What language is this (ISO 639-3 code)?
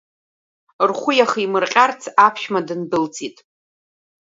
abk